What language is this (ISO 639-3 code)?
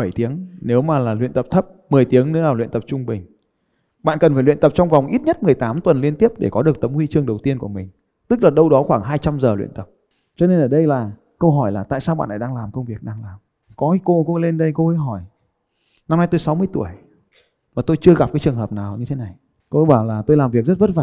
vie